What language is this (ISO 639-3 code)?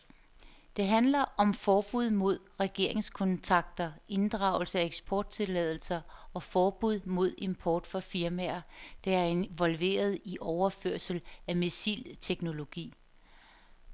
dan